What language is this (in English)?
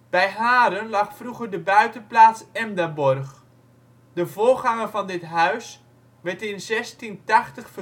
Dutch